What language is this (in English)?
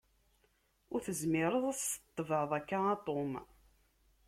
Kabyle